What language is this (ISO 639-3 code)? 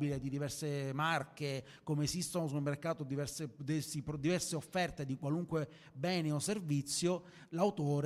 ita